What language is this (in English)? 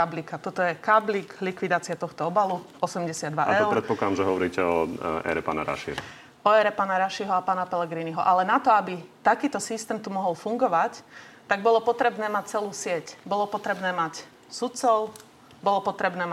Slovak